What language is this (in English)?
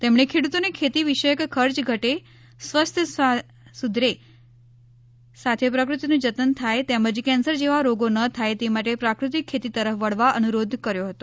Gujarati